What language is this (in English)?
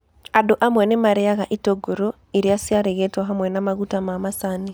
Kikuyu